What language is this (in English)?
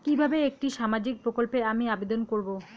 Bangla